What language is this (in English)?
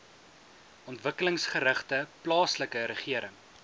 Afrikaans